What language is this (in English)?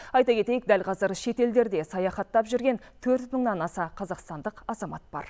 Kazakh